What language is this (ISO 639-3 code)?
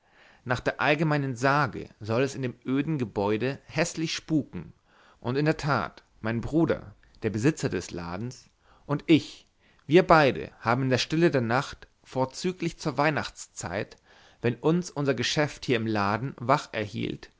deu